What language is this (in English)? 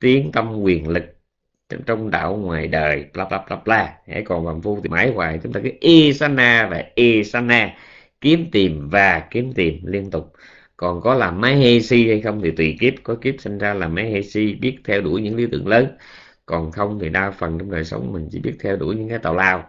Vietnamese